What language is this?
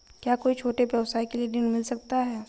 Hindi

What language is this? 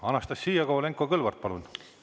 Estonian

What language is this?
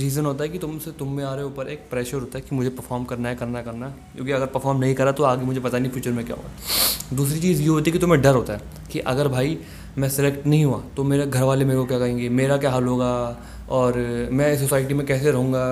Hindi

